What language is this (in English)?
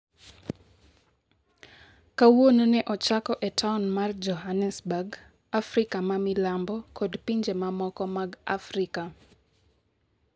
Luo (Kenya and Tanzania)